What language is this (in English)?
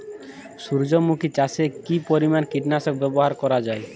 Bangla